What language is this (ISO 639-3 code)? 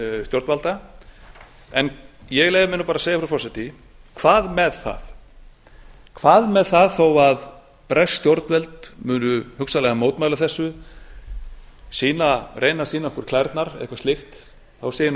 isl